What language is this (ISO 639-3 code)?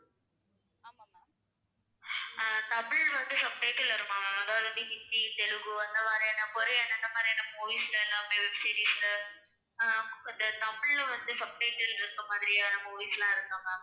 tam